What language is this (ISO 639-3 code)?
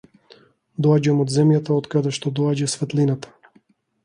mkd